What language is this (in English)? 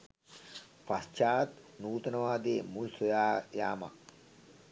Sinhala